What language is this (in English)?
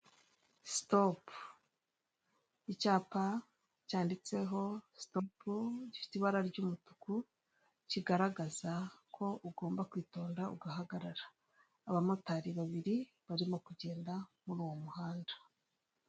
Kinyarwanda